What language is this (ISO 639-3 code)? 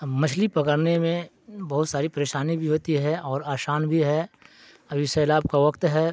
urd